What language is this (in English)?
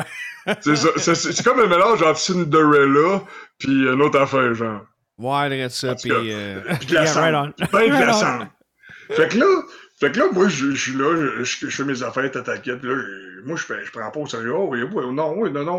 French